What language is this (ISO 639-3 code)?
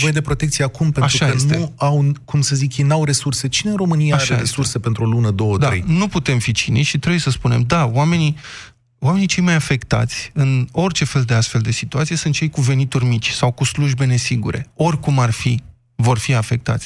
ron